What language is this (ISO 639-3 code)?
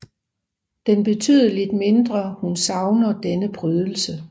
dan